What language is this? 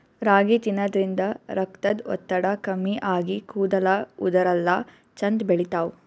Kannada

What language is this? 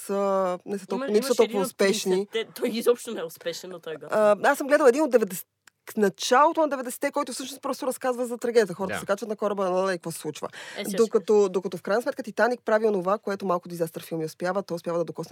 Bulgarian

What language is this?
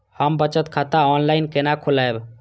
Maithili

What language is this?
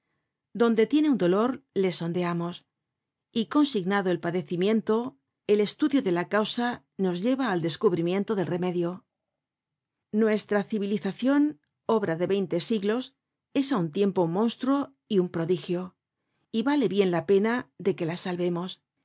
Spanish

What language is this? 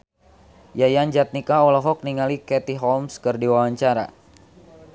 Sundanese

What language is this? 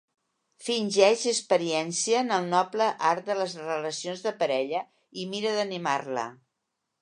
Catalan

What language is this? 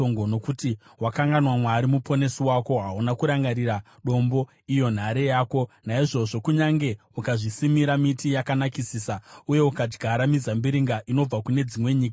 Shona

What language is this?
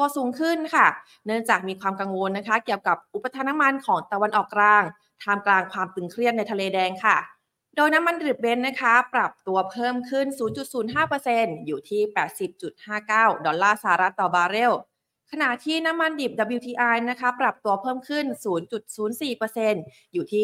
Thai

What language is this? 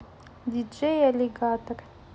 Russian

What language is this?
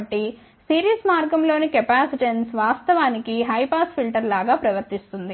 Telugu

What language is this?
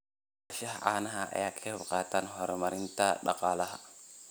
Somali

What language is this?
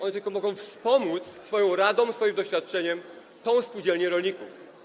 Polish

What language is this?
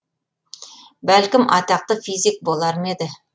Kazakh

